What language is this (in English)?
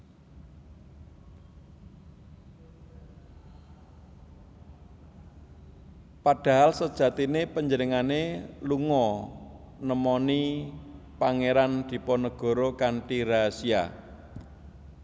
Javanese